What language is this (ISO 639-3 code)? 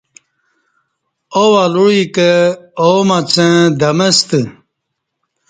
bsh